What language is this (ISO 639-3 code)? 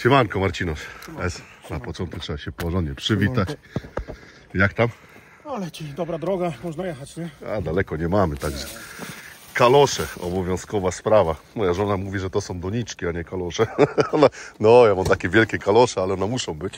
pol